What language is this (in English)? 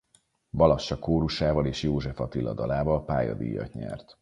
Hungarian